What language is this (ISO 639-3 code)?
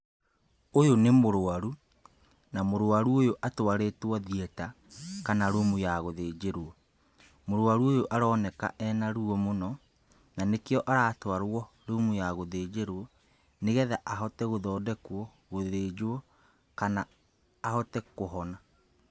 kik